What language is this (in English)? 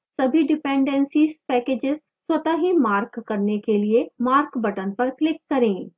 Hindi